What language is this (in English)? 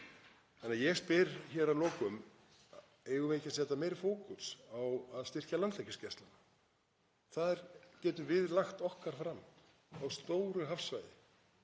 Icelandic